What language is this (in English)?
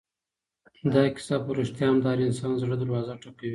Pashto